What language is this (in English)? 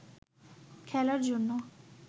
Bangla